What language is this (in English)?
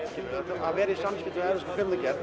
Icelandic